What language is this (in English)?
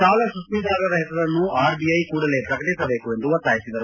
Kannada